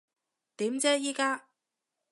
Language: Cantonese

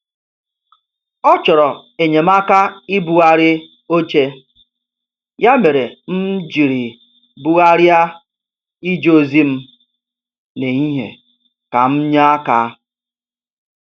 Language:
Igbo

